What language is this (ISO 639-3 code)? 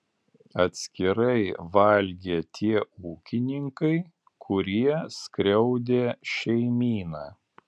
lit